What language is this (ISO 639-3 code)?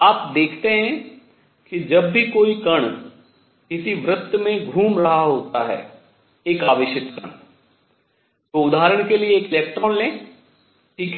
hin